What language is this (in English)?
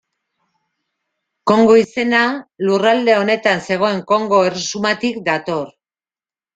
Basque